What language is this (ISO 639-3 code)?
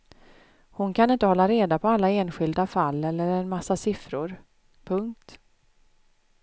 swe